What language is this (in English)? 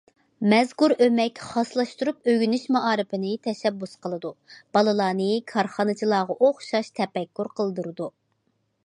Uyghur